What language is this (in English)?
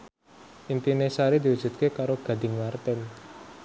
Javanese